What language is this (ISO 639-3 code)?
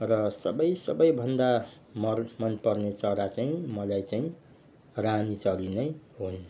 nep